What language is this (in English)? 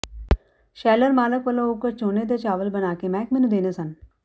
Punjabi